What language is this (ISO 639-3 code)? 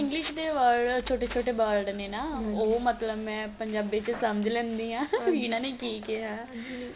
pan